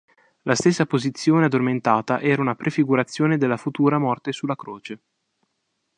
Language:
Italian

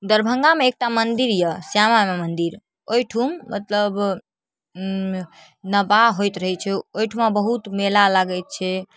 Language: Maithili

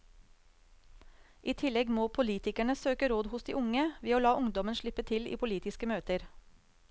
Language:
Norwegian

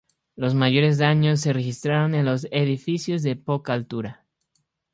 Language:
Spanish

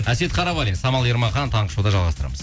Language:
Kazakh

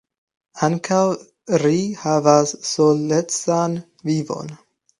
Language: Esperanto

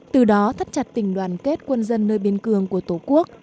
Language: Vietnamese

